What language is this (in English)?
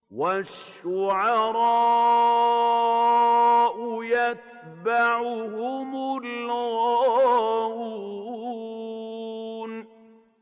Arabic